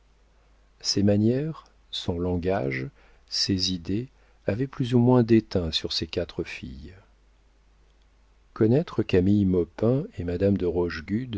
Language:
French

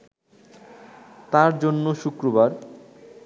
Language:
Bangla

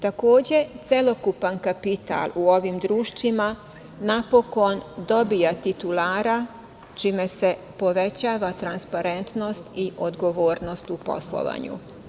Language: Serbian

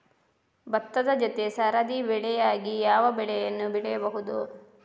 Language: Kannada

